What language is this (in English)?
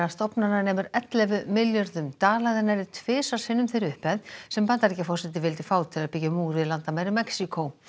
Icelandic